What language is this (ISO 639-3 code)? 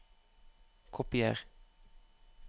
nor